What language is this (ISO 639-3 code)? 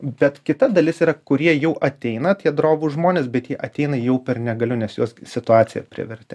lit